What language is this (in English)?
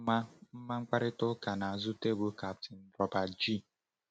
Igbo